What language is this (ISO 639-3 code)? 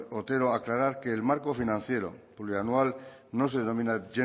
spa